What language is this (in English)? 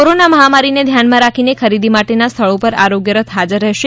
Gujarati